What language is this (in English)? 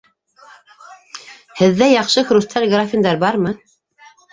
Bashkir